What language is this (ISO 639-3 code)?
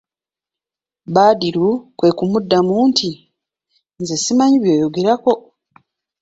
lug